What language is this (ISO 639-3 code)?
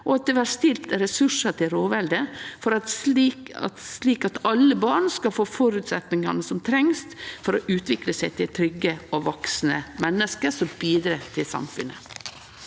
nor